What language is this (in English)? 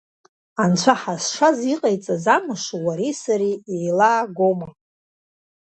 Abkhazian